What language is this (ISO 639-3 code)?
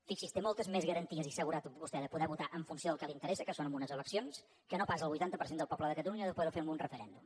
cat